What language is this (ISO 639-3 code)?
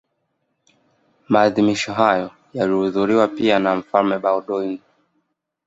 swa